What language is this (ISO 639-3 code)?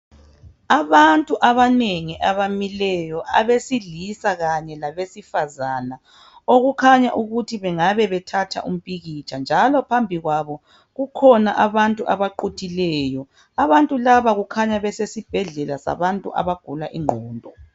nde